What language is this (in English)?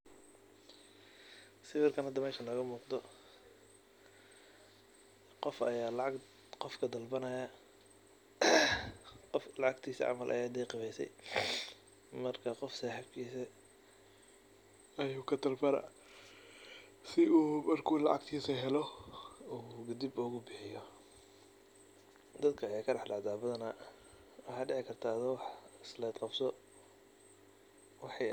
Somali